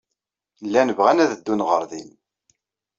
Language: Kabyle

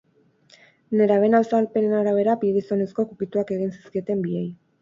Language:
Basque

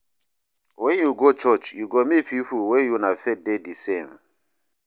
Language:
Nigerian Pidgin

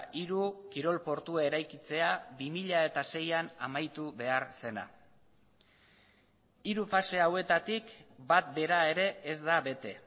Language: Basque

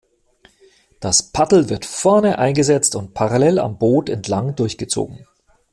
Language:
German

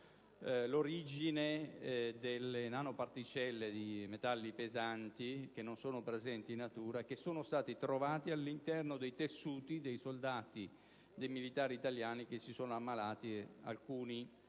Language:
Italian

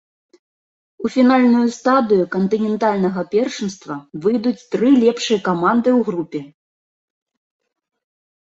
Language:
Belarusian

